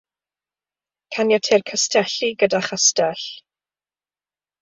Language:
Welsh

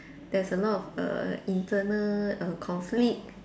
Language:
English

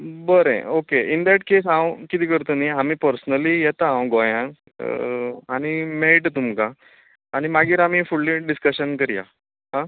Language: Konkani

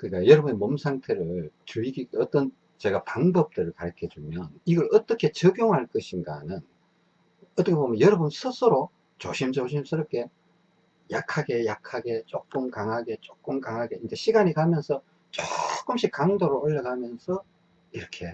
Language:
Korean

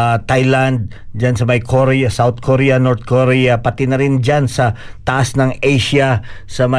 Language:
Filipino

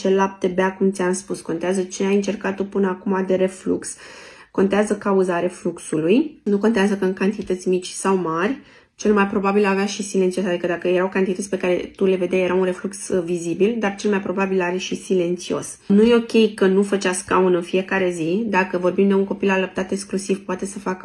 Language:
Romanian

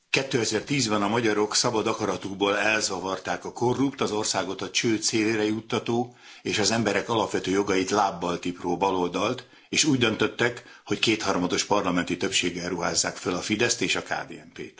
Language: Hungarian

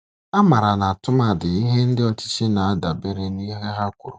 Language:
Igbo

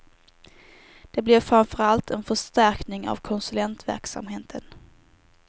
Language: Swedish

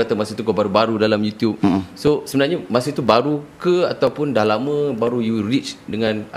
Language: Malay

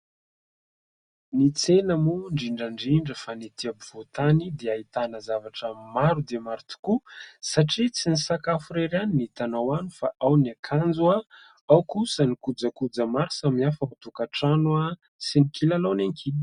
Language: Malagasy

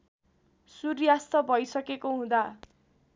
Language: Nepali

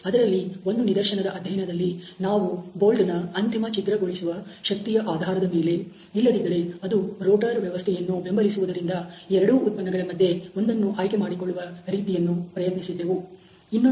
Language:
Kannada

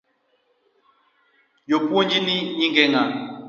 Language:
Luo (Kenya and Tanzania)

